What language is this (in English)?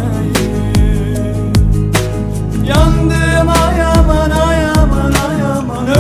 Turkish